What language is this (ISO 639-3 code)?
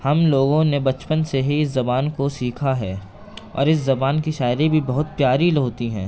urd